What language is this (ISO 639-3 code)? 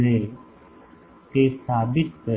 guj